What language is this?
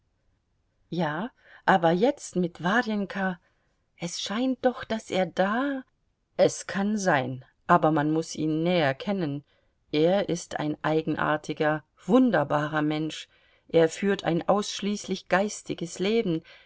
German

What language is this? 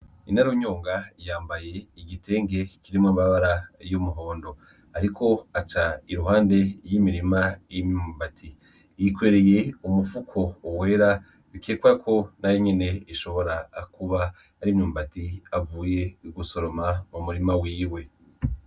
Rundi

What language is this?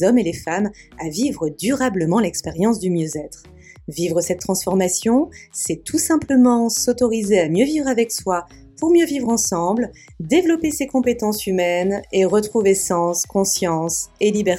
French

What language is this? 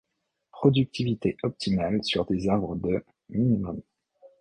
French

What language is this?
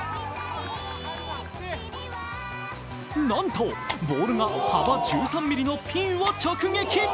Japanese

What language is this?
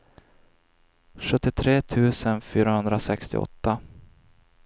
Swedish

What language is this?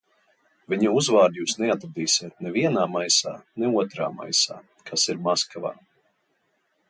Latvian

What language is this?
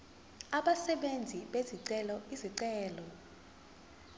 Zulu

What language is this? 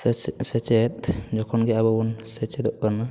Santali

